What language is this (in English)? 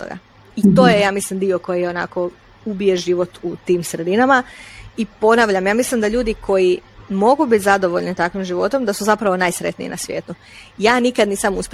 Croatian